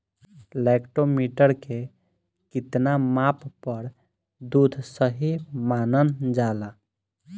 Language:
Bhojpuri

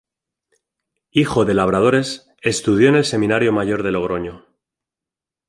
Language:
Spanish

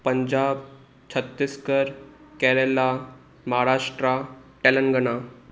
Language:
Sindhi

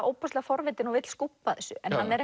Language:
Icelandic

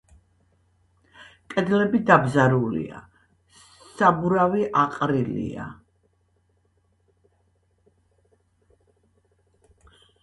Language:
Georgian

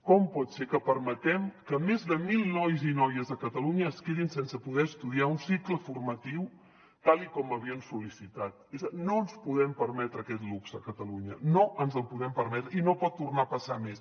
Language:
Catalan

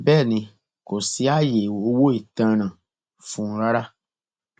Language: Yoruba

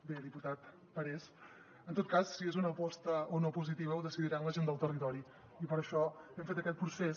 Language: Catalan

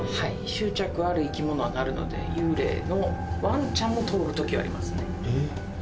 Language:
Japanese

